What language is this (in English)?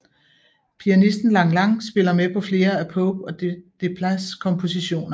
Danish